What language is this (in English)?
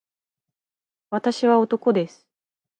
Japanese